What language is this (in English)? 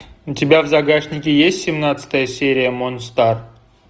Russian